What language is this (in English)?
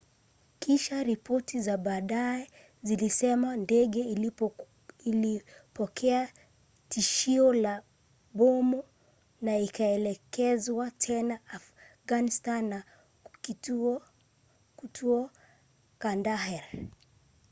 Swahili